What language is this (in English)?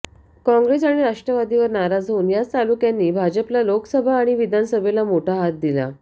Marathi